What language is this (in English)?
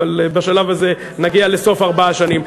Hebrew